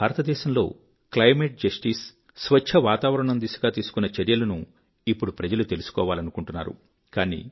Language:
Telugu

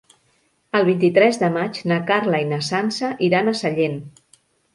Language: Catalan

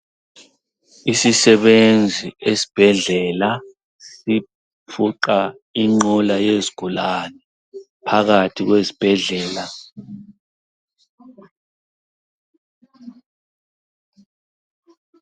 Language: North Ndebele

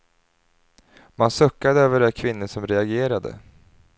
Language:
Swedish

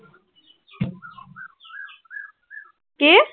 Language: Assamese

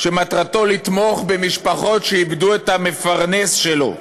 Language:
Hebrew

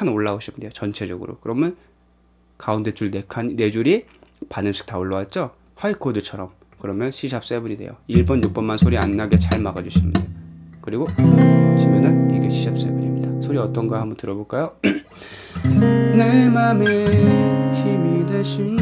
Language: Korean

